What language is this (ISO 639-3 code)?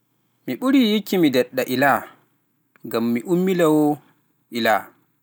fuf